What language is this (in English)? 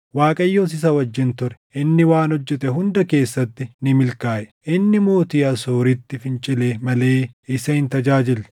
Oromo